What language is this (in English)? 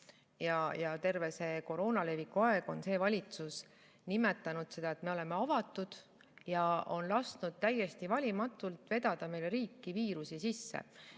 Estonian